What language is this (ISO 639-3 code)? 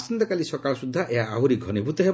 ori